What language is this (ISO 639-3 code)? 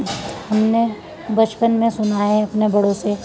urd